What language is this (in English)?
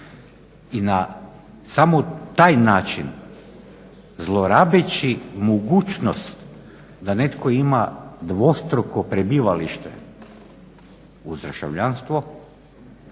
Croatian